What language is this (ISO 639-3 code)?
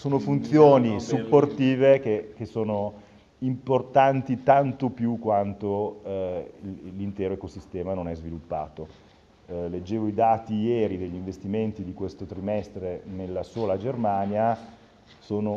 ita